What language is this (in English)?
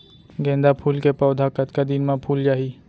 Chhattisgarhi